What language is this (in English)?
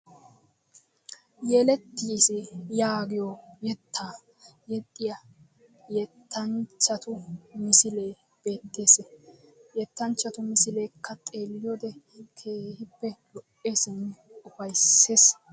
Wolaytta